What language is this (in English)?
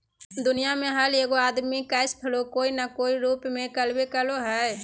Magahi